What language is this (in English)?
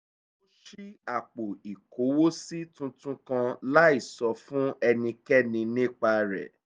Yoruba